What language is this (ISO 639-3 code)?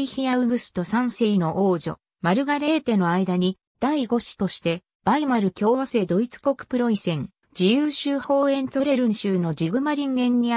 jpn